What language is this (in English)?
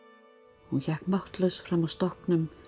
Icelandic